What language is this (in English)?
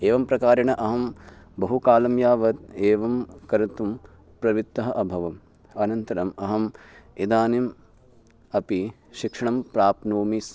Sanskrit